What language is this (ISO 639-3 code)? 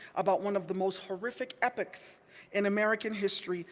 eng